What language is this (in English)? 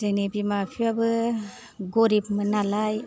Bodo